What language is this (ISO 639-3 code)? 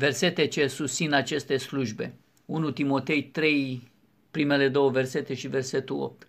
ron